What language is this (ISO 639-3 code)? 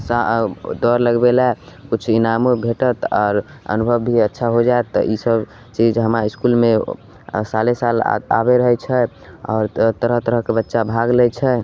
mai